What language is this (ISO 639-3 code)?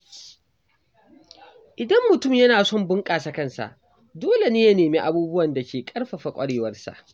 hau